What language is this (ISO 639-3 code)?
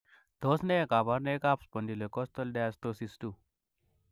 kln